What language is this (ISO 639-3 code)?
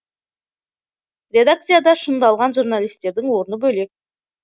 kaz